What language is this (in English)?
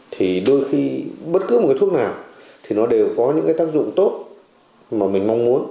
Vietnamese